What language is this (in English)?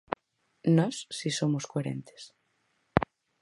Galician